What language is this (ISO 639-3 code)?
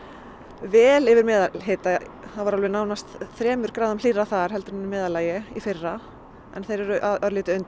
isl